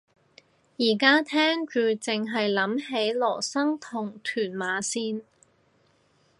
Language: Cantonese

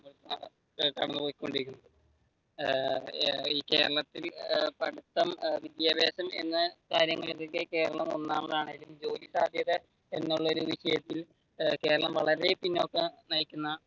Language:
Malayalam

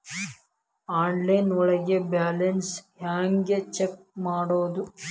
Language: Kannada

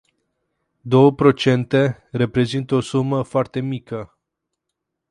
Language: Romanian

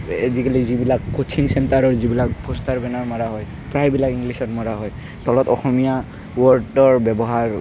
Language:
Assamese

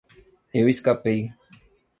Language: Portuguese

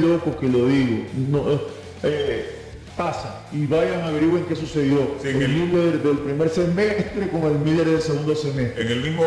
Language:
Spanish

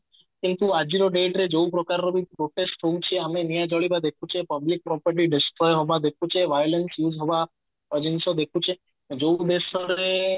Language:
Odia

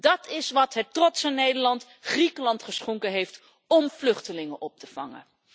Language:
Dutch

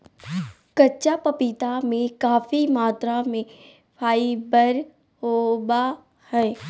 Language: Magahi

